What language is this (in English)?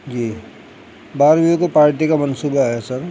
Urdu